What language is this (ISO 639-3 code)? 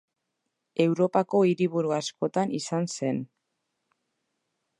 eus